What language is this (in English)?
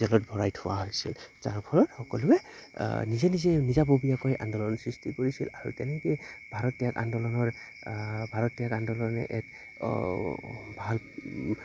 Assamese